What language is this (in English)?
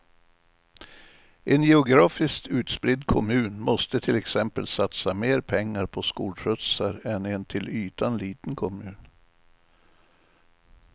Swedish